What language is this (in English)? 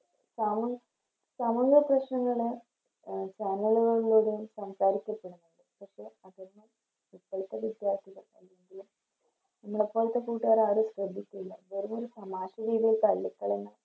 Malayalam